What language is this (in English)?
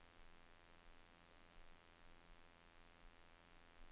Norwegian